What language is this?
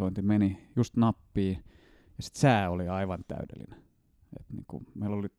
Finnish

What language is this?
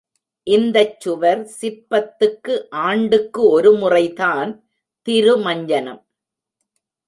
Tamil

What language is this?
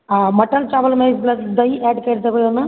Maithili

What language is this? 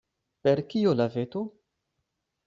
Esperanto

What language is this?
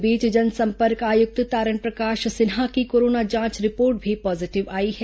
Hindi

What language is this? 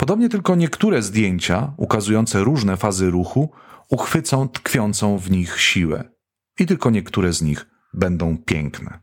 Polish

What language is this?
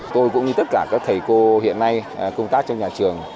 Vietnamese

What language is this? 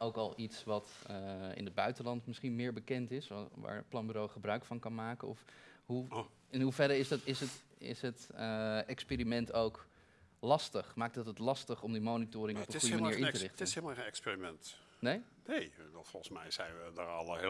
Dutch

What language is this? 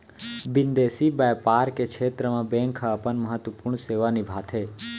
Chhattisgarhi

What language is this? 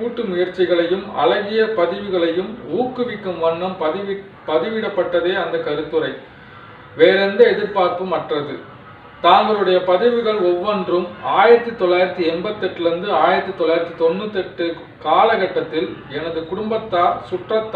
Hindi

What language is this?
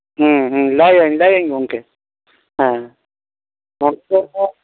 Santali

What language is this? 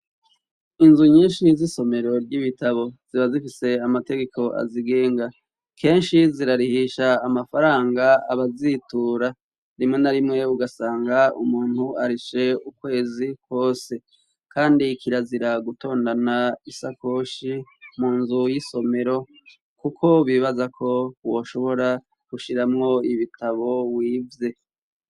Rundi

